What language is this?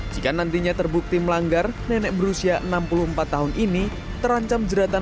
Indonesian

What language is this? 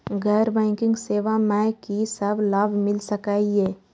Maithili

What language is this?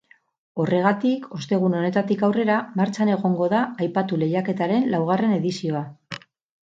Basque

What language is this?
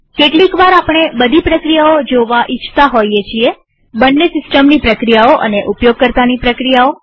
Gujarati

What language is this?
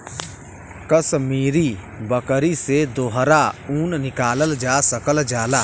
Bhojpuri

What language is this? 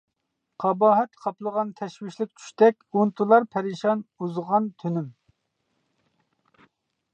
Uyghur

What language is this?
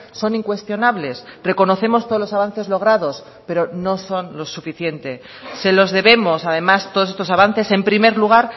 Spanish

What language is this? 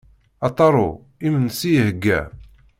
Kabyle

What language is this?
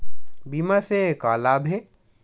Chhattisgarhi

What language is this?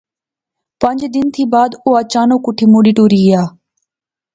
Pahari-Potwari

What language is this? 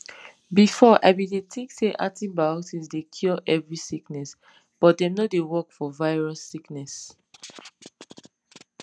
Nigerian Pidgin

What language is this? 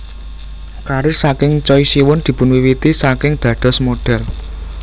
Javanese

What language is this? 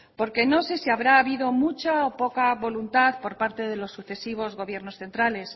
Spanish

